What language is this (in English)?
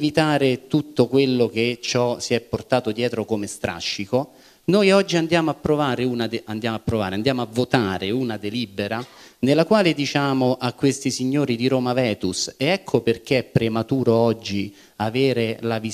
Italian